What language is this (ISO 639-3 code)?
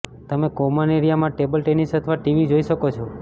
guj